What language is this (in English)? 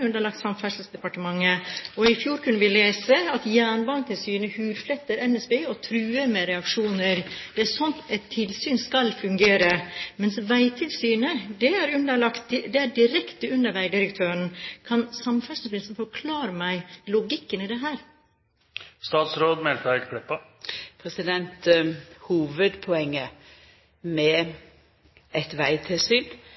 Norwegian